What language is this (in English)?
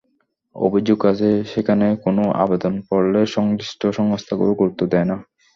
Bangla